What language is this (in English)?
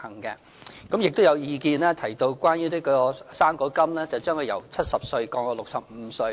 Cantonese